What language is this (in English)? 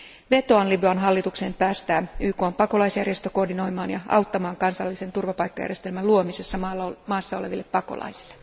Finnish